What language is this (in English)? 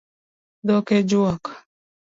Luo (Kenya and Tanzania)